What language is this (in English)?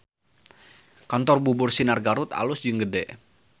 Sundanese